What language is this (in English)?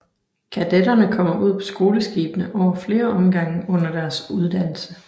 Danish